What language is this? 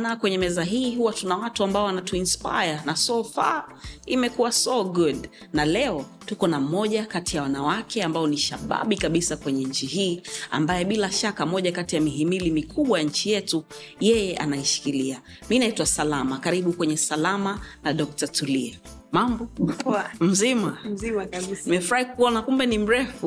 Swahili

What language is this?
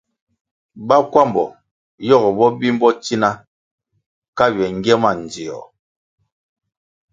Kwasio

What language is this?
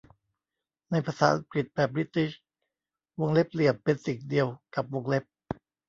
Thai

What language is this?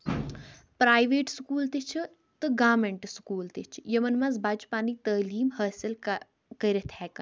Kashmiri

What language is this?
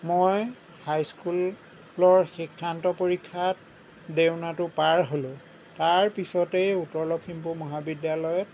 Assamese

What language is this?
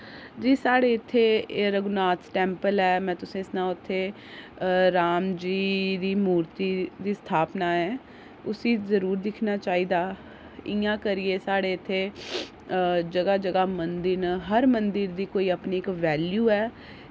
Dogri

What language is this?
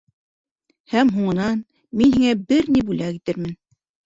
Bashkir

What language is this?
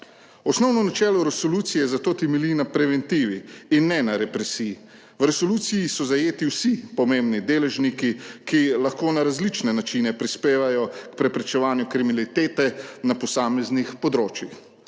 Slovenian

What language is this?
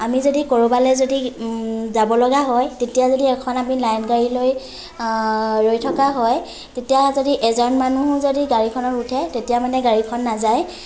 Assamese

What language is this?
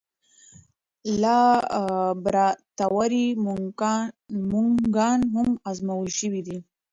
Pashto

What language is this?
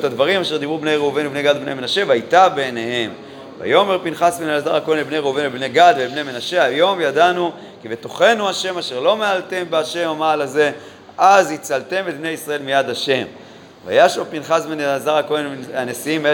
Hebrew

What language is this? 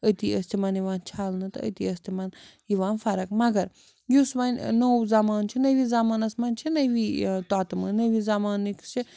Kashmiri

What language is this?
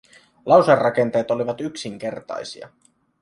Finnish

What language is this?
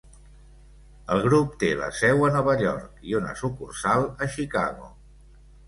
Catalan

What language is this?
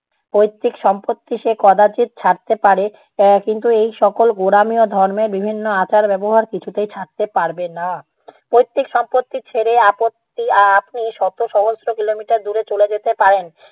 Bangla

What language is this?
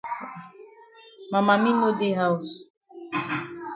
Cameroon Pidgin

